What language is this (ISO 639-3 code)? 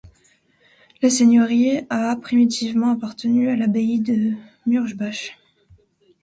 fra